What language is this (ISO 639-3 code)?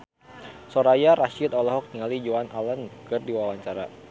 sun